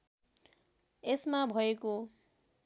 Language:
Nepali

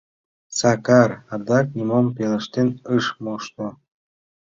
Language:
Mari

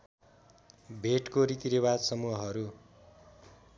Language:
Nepali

